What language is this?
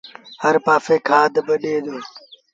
Sindhi Bhil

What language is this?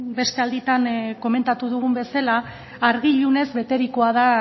Basque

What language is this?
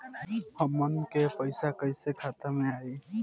Bhojpuri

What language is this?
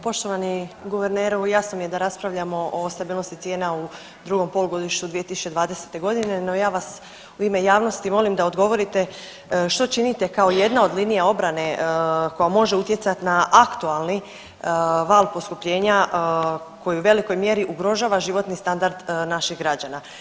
Croatian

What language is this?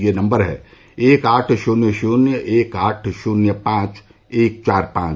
Hindi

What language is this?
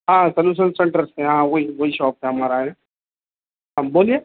Urdu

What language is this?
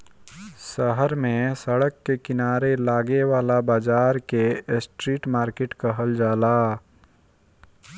Bhojpuri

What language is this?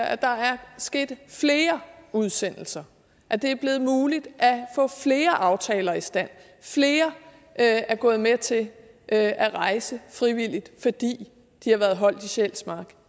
Danish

